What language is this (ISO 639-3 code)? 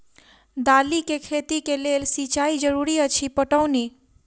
mai